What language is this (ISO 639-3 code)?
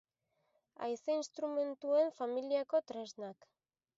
eus